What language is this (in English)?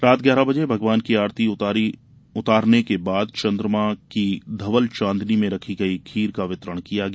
Hindi